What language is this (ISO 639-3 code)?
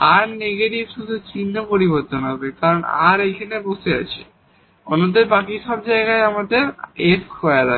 ben